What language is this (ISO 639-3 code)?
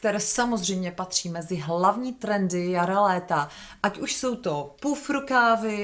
ces